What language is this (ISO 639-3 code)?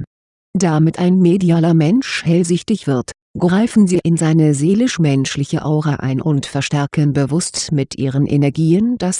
deu